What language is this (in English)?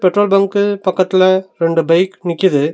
Tamil